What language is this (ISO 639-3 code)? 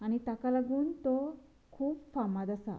kok